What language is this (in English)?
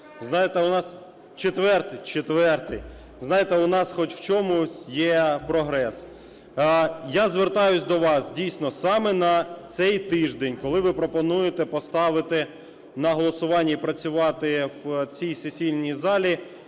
Ukrainian